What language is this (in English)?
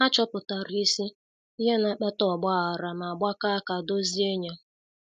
Igbo